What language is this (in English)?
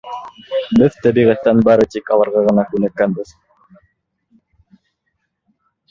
Bashkir